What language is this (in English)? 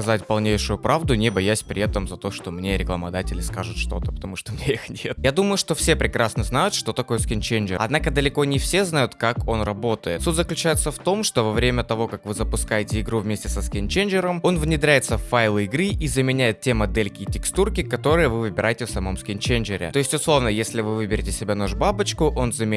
Russian